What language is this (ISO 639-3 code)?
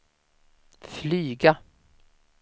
swe